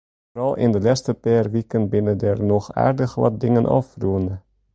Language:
Western Frisian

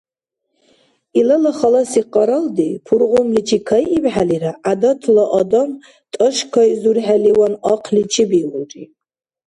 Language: Dargwa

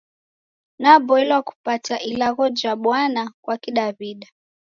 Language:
Taita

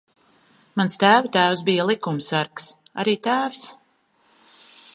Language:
Latvian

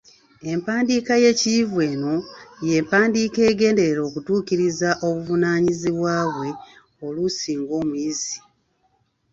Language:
Ganda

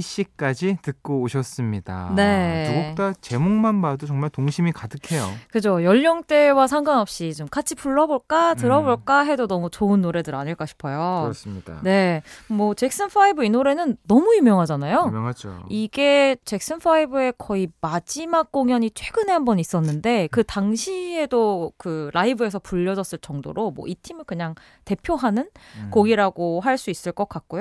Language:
Korean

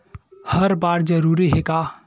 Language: Chhattisgarhi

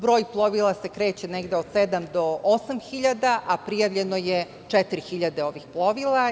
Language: Serbian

